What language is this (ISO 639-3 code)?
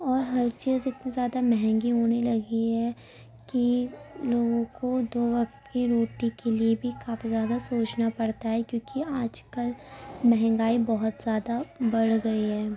urd